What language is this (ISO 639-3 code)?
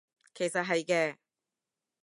yue